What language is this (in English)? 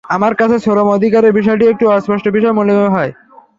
Bangla